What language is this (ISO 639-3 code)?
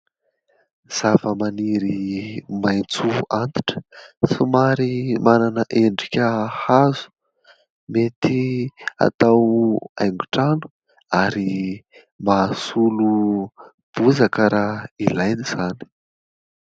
mlg